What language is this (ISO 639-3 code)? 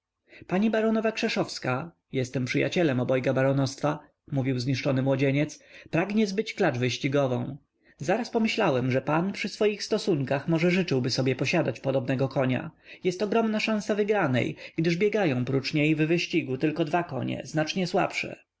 pol